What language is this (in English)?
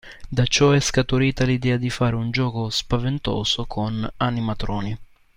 Italian